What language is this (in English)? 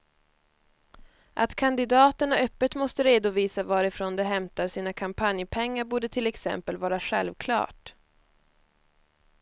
Swedish